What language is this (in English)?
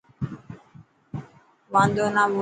Dhatki